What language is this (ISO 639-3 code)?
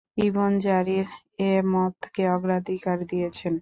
ben